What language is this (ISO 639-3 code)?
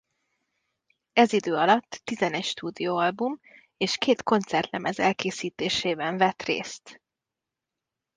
hun